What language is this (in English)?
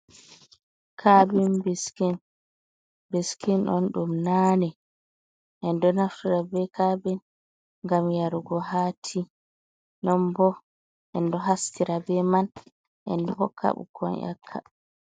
Fula